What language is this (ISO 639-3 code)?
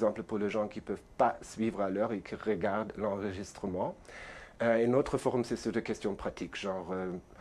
fra